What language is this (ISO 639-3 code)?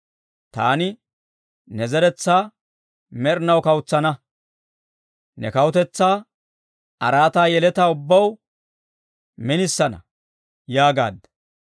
dwr